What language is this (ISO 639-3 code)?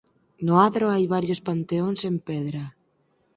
glg